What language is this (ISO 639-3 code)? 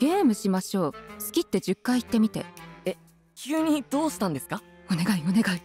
jpn